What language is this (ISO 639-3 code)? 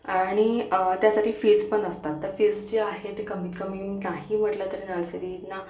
mar